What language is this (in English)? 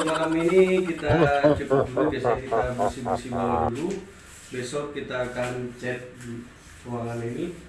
Indonesian